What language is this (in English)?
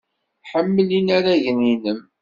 Kabyle